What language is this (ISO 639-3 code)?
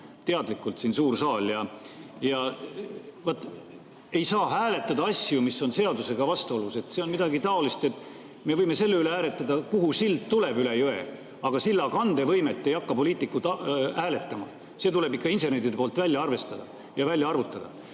est